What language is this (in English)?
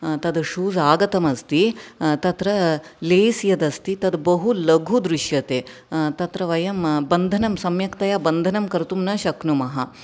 Sanskrit